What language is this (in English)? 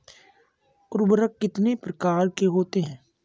Hindi